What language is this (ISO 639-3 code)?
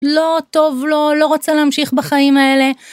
heb